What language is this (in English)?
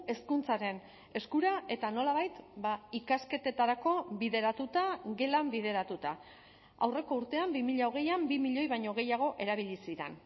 Basque